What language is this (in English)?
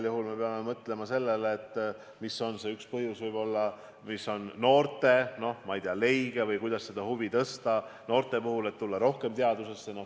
Estonian